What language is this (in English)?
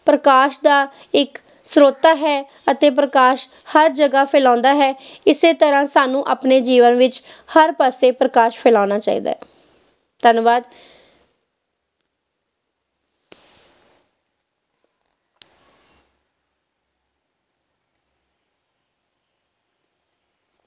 Punjabi